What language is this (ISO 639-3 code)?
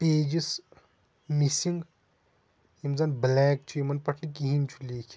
kas